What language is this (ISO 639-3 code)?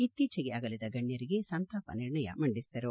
kan